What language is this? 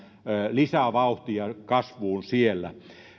Finnish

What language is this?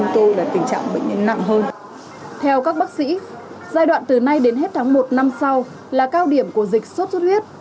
Vietnamese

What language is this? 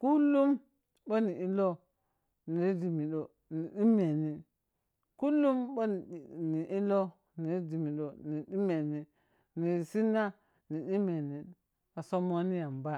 Piya-Kwonci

